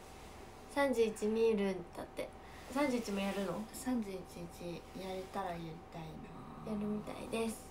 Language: Japanese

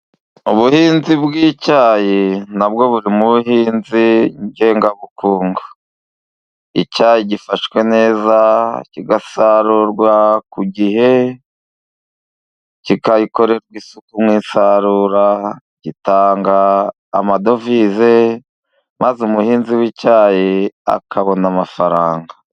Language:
Kinyarwanda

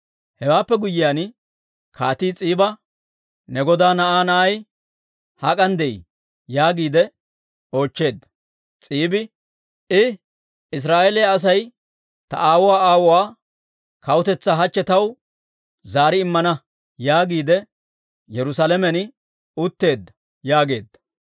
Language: Dawro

